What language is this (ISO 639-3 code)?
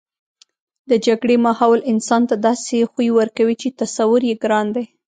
pus